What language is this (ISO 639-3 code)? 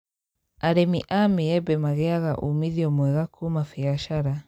kik